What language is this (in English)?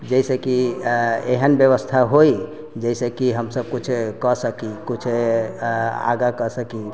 Maithili